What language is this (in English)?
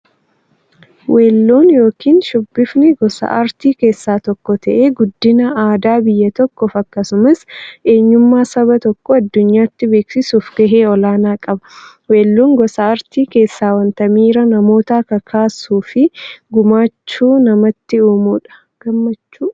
Oromo